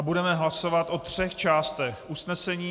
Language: Czech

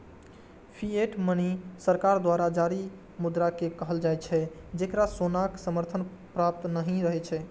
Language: Maithili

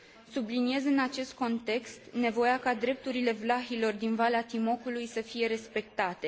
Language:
Romanian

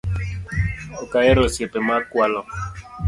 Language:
Luo (Kenya and Tanzania)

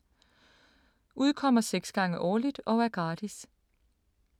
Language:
Danish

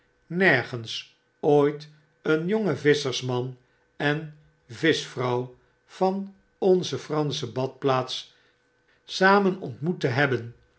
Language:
Dutch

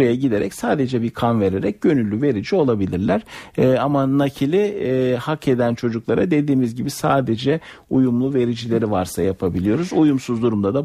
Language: Turkish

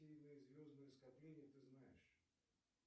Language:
Russian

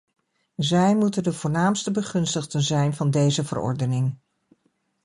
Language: Dutch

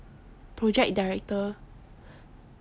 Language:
English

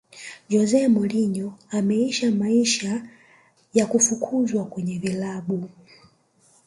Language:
Swahili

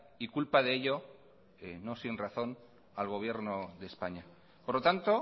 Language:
Spanish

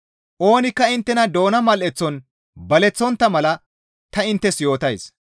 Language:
Gamo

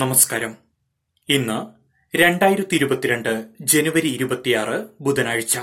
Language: Malayalam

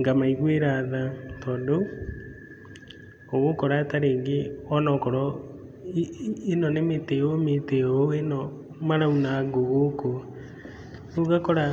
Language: Kikuyu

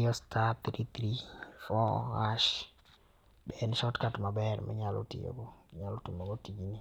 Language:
Luo (Kenya and Tanzania)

